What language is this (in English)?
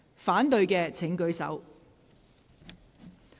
Cantonese